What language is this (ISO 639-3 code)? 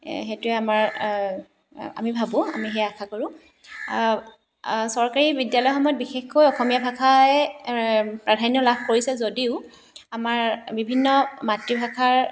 asm